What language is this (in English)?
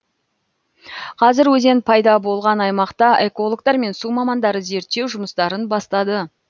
Kazakh